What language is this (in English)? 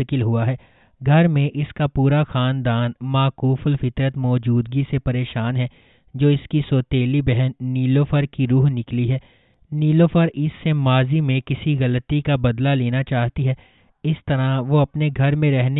Hindi